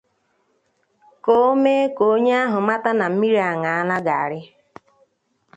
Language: Igbo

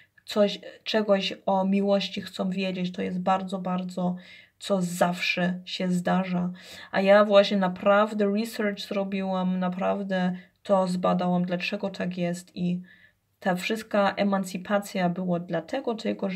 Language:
Polish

